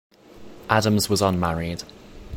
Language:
English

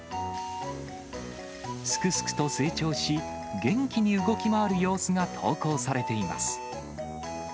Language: Japanese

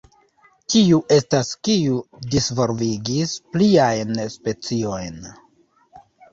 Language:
Esperanto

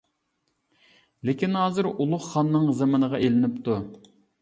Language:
Uyghur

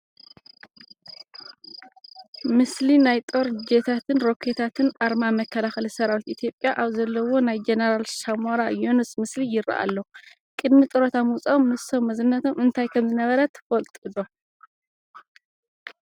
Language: Tigrinya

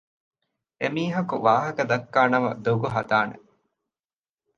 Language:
Divehi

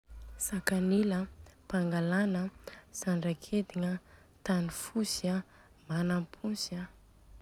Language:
Southern Betsimisaraka Malagasy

